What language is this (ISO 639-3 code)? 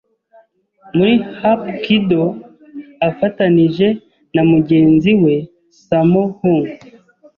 kin